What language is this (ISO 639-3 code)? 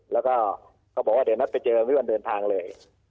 tha